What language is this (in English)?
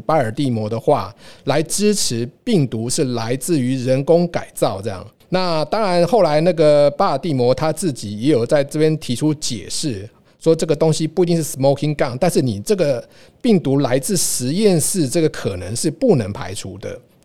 Chinese